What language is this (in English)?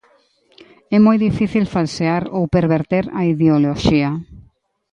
Galician